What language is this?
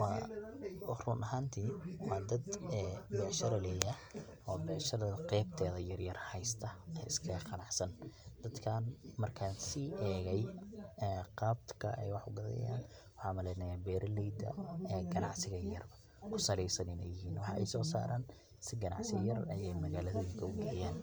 Somali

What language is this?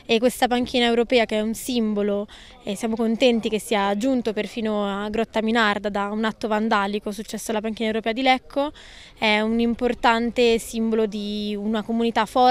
Italian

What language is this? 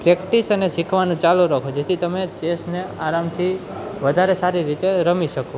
Gujarati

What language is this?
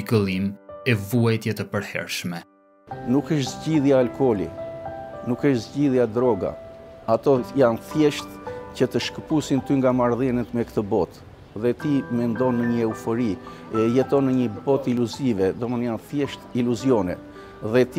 Romanian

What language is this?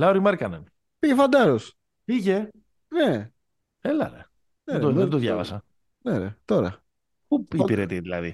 Greek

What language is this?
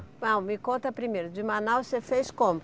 Portuguese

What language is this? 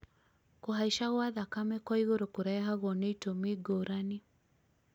Kikuyu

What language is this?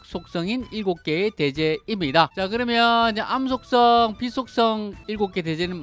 Korean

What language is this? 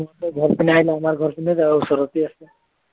Assamese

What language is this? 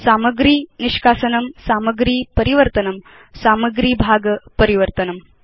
Sanskrit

